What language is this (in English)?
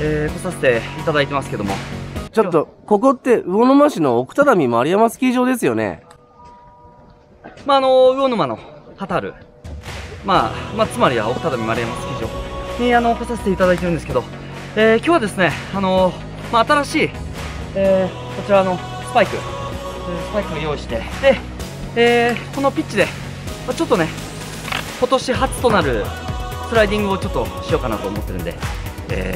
Japanese